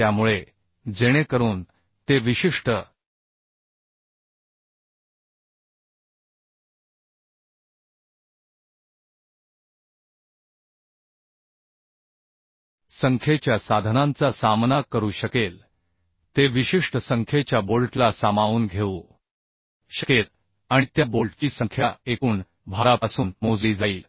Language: Marathi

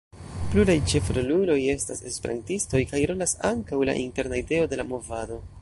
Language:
Esperanto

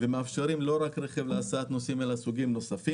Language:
Hebrew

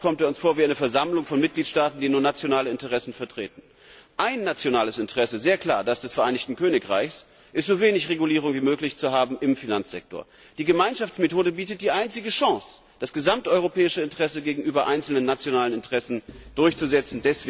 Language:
German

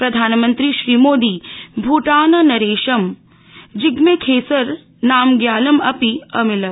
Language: Sanskrit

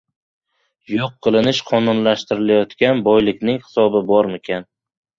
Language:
Uzbek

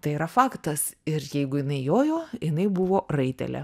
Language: Lithuanian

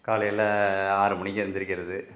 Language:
Tamil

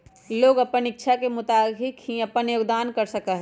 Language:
Magahi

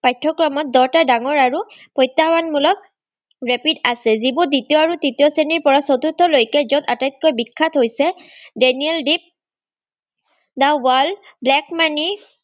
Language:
Assamese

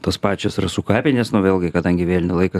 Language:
Lithuanian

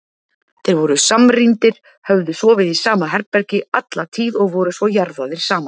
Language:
Icelandic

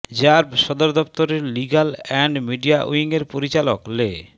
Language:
Bangla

